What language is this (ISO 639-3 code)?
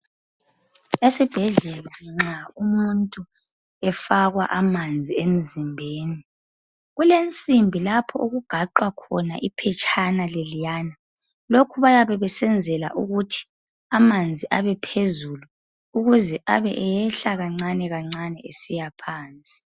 nde